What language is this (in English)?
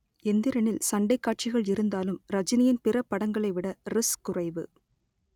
Tamil